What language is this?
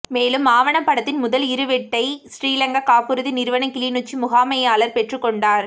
Tamil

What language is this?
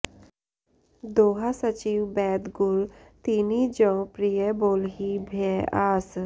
Sanskrit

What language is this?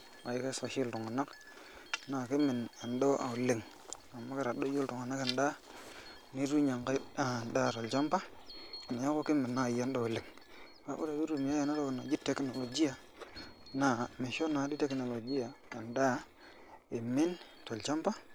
Masai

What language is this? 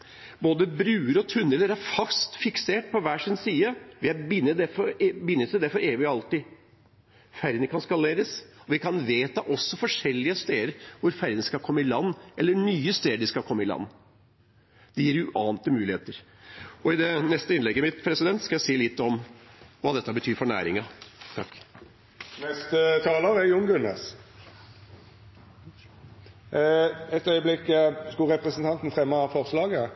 Norwegian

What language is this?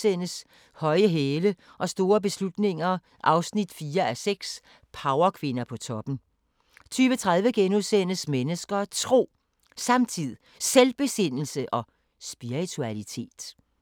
Danish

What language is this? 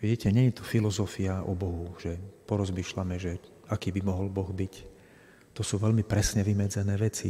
Slovak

